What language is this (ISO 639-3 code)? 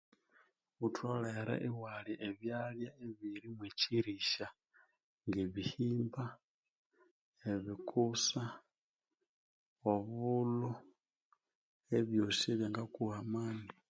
koo